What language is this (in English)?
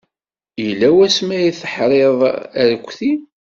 Kabyle